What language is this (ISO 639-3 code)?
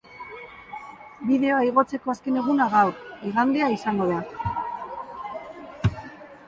eus